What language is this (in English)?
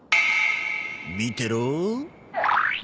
Japanese